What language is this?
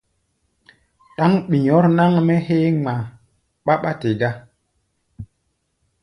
Gbaya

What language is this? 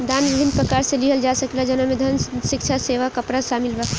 Bhojpuri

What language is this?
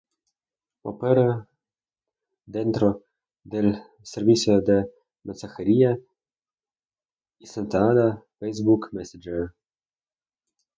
Spanish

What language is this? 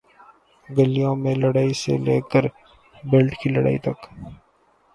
Urdu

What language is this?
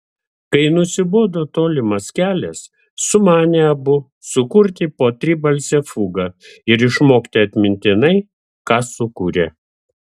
Lithuanian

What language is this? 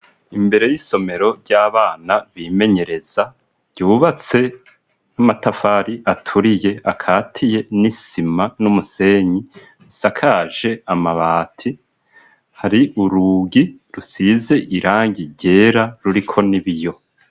Rundi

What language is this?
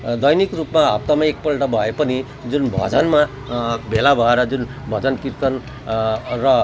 Nepali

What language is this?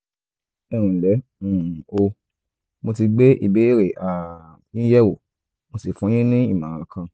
Yoruba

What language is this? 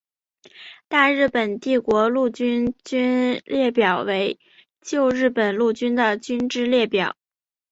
Chinese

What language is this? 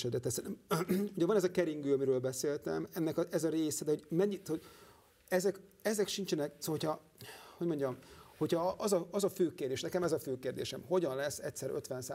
Hungarian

